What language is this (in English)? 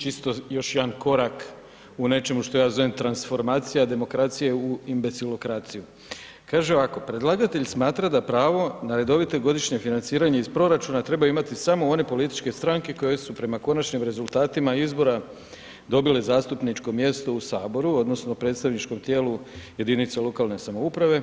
Croatian